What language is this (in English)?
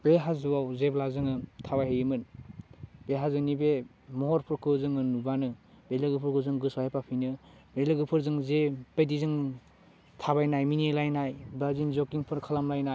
Bodo